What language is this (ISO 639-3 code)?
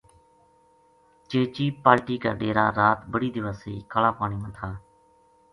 gju